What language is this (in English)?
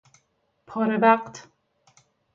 Persian